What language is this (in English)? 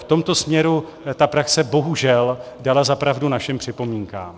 Czech